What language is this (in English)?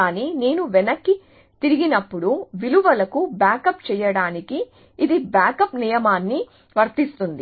Telugu